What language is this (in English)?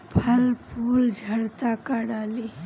Bhojpuri